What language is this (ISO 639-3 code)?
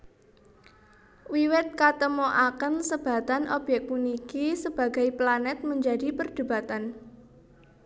jav